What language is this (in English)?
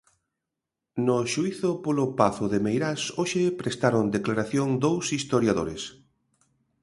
Galician